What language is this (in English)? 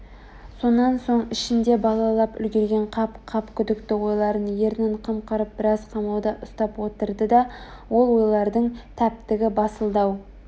Kazakh